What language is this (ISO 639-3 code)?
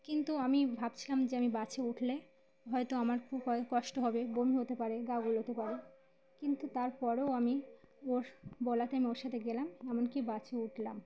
ben